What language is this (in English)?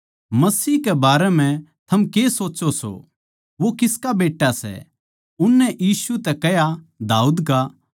Haryanvi